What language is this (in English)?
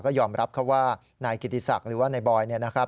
Thai